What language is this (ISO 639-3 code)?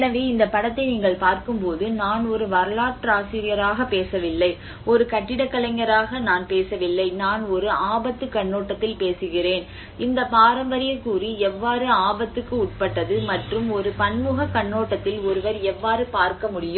tam